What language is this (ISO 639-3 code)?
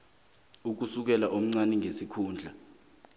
nbl